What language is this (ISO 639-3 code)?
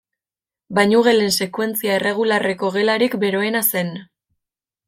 eus